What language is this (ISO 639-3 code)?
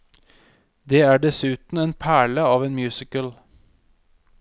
nor